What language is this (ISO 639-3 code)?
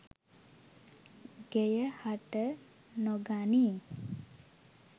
sin